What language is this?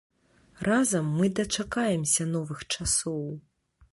Belarusian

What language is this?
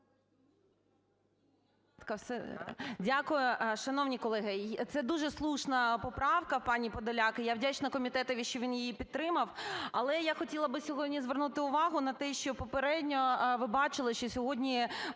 Ukrainian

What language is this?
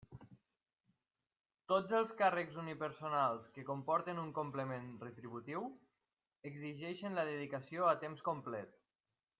Catalan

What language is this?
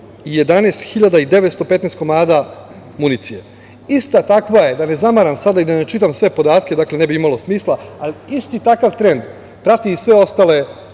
Serbian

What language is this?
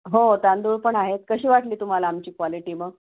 Marathi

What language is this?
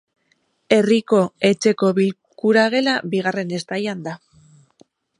Basque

